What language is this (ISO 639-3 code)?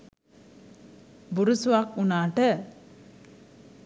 sin